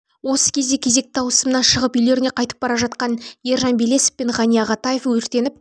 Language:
Kazakh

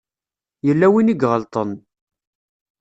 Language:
Kabyle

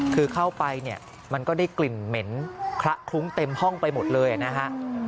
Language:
Thai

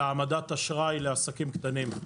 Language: Hebrew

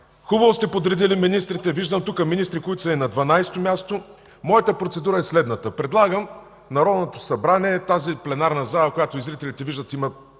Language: Bulgarian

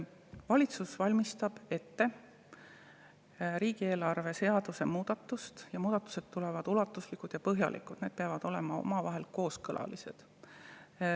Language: Estonian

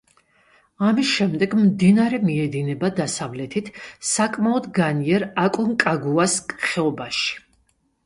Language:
Georgian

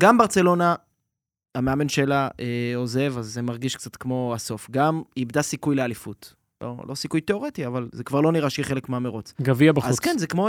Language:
Hebrew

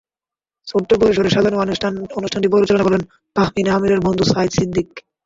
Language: Bangla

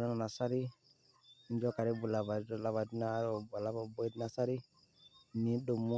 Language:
Masai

